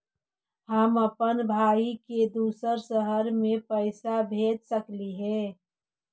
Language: Magahi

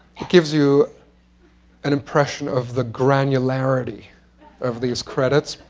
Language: English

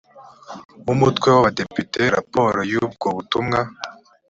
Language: Kinyarwanda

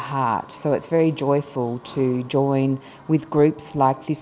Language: Vietnamese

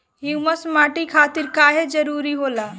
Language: Bhojpuri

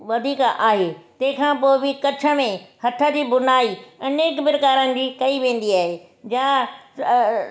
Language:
Sindhi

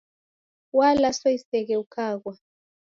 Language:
Taita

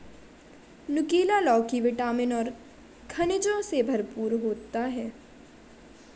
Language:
Hindi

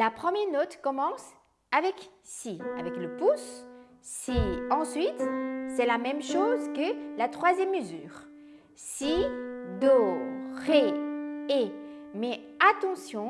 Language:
French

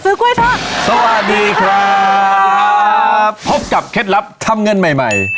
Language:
Thai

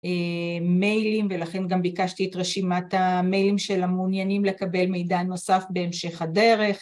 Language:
Hebrew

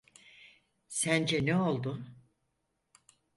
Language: Turkish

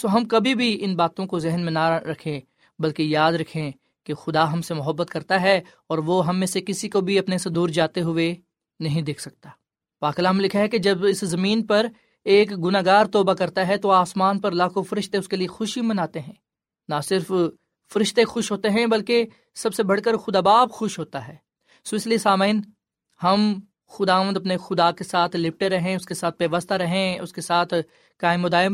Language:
Urdu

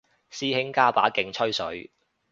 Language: Cantonese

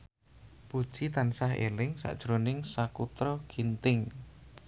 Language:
Javanese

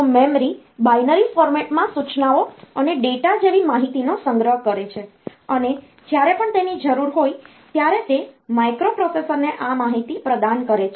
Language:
Gujarati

